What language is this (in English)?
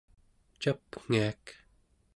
Central Yupik